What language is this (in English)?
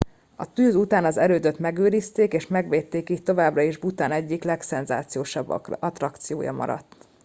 Hungarian